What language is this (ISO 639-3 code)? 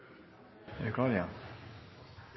nob